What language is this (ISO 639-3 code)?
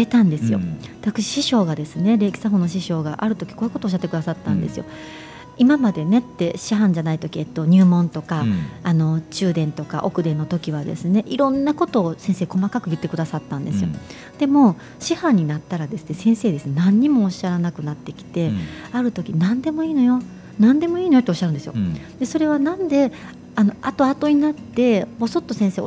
jpn